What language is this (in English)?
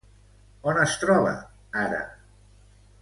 Catalan